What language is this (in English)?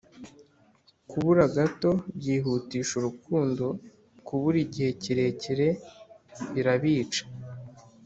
Kinyarwanda